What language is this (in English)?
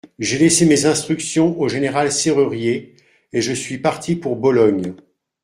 French